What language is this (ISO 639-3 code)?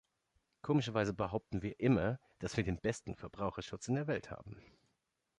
deu